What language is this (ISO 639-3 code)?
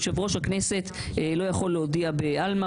heb